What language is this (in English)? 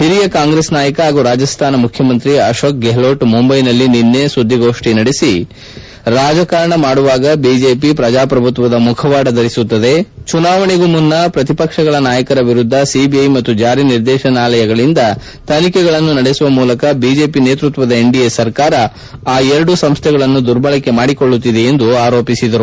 Kannada